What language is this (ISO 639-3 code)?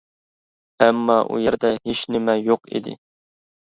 uig